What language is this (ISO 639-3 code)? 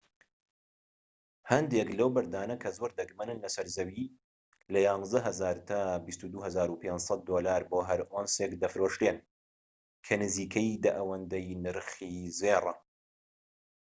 ckb